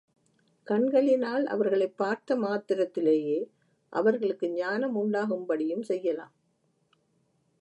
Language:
Tamil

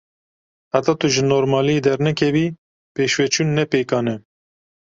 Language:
Kurdish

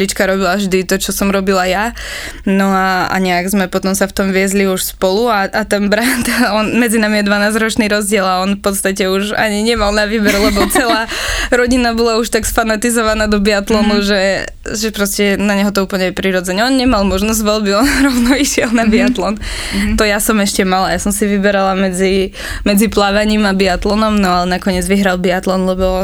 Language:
Slovak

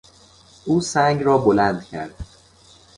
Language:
Persian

